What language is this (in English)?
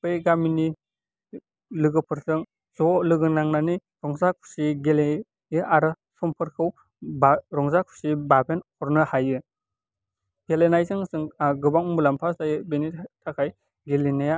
Bodo